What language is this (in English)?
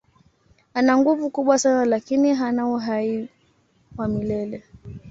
Swahili